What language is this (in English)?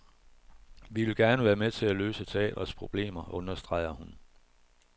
Danish